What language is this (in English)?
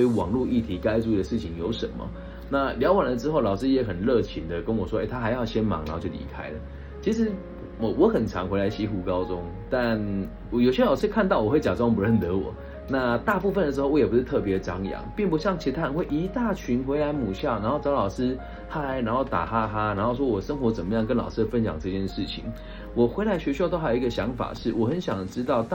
Chinese